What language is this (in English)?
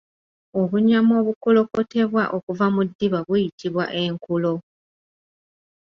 Ganda